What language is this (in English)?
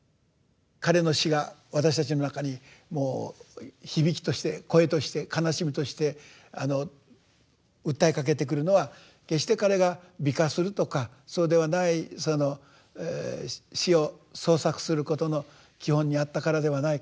Japanese